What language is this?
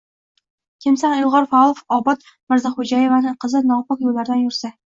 Uzbek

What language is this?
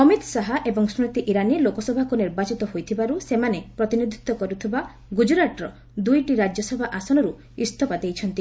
Odia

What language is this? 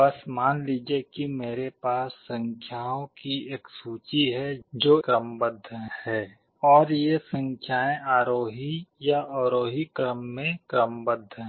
Hindi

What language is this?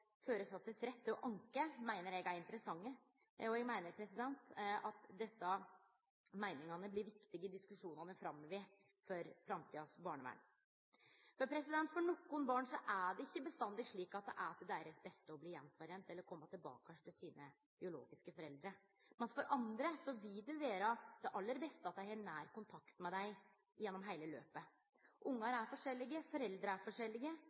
Norwegian Nynorsk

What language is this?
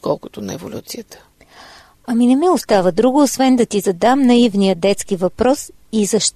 Bulgarian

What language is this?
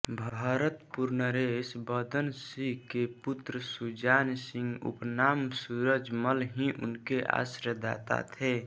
Hindi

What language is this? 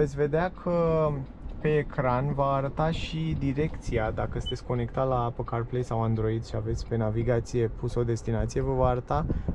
Romanian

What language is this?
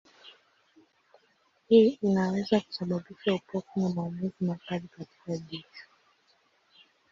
Swahili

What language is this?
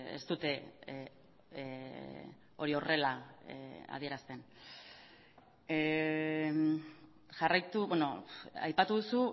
Basque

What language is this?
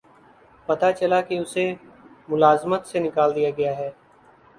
Urdu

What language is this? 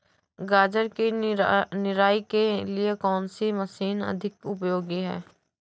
Hindi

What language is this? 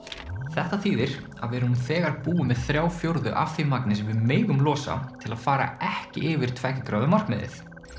Icelandic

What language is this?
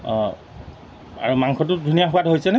Assamese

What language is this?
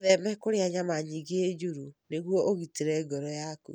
Kikuyu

